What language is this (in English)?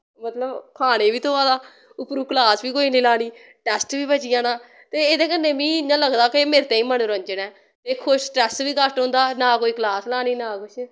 Dogri